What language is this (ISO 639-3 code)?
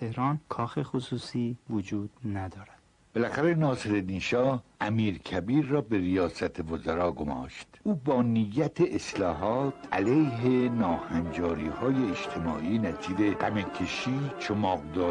fas